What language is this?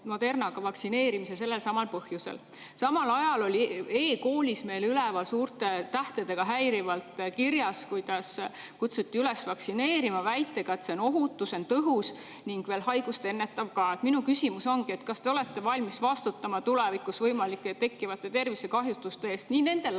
Estonian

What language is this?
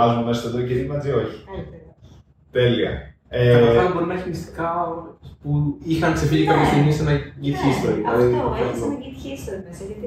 Greek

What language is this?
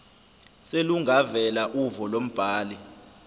Zulu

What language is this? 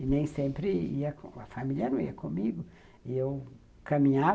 Portuguese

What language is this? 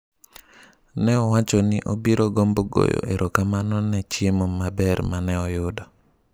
Luo (Kenya and Tanzania)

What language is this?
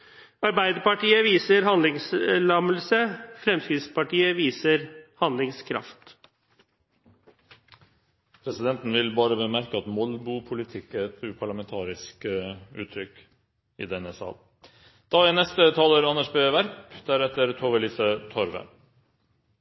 Norwegian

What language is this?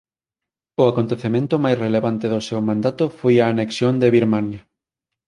Galician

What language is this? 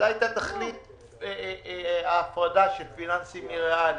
Hebrew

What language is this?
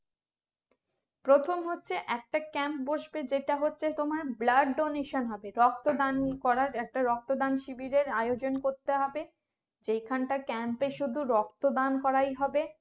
Bangla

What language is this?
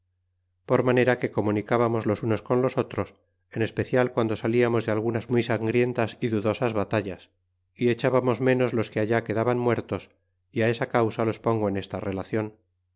Spanish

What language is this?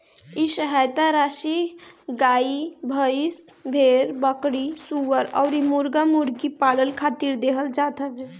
Bhojpuri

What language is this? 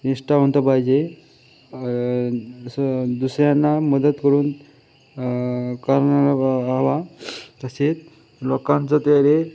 Marathi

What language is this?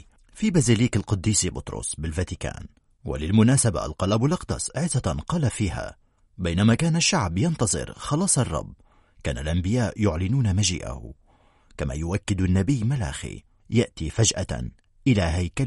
Arabic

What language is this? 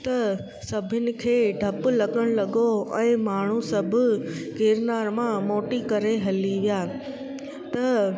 Sindhi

